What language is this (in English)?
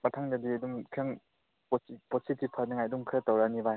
Manipuri